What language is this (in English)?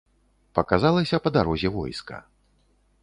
Belarusian